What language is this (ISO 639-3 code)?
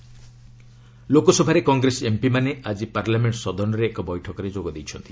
ori